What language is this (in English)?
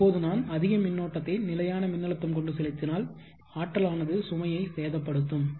Tamil